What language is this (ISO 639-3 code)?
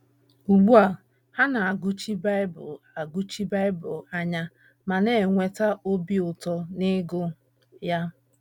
ibo